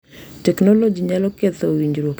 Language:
Luo (Kenya and Tanzania)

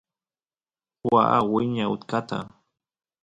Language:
Santiago del Estero Quichua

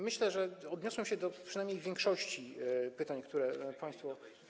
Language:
Polish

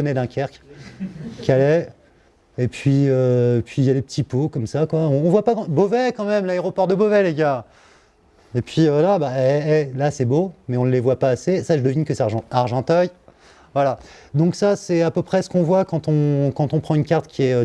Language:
French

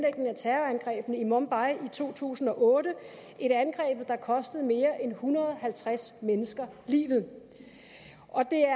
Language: Danish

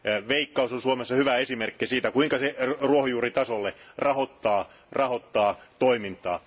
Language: Finnish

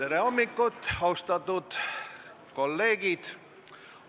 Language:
Estonian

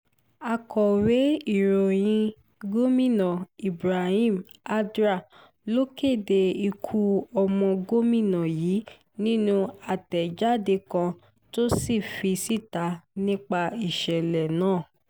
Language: Yoruba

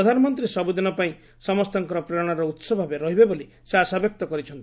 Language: Odia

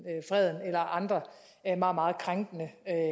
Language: Danish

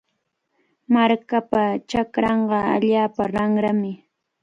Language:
Cajatambo North Lima Quechua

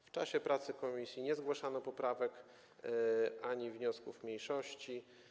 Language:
Polish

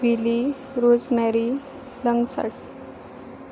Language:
Konkani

